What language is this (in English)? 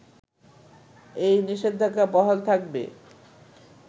Bangla